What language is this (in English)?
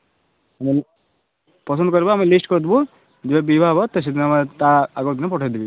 Odia